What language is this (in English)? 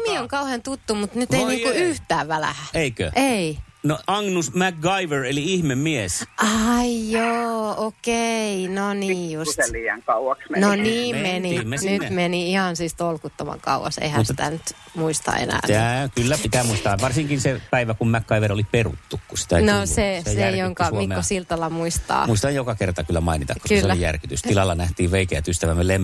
Finnish